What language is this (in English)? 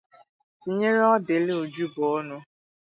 Igbo